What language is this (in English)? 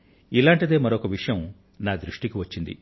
Telugu